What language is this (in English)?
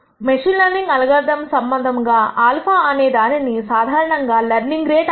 Telugu